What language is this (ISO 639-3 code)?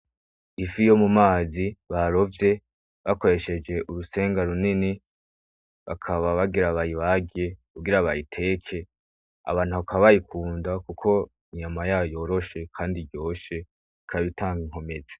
run